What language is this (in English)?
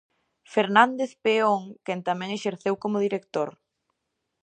Galician